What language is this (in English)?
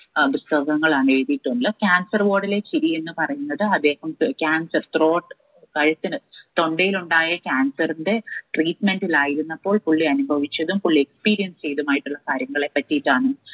Malayalam